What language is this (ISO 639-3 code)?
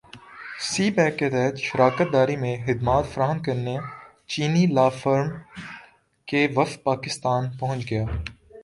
urd